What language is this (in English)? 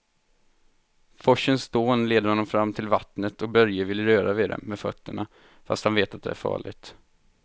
Swedish